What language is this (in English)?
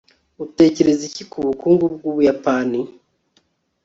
Kinyarwanda